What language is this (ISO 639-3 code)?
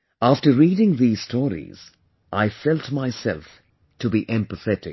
eng